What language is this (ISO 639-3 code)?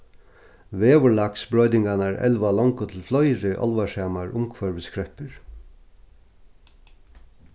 fao